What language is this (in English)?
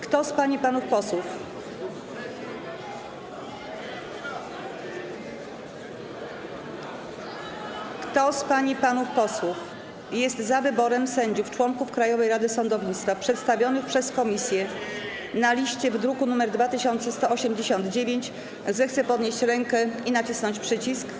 Polish